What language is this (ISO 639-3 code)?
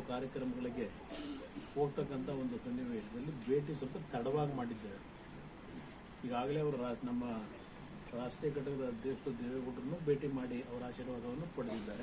ara